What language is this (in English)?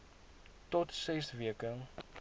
Afrikaans